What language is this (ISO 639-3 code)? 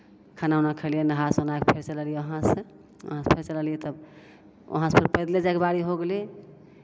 mai